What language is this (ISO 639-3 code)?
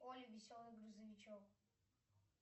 rus